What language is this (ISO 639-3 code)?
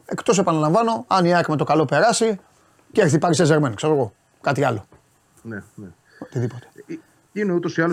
ell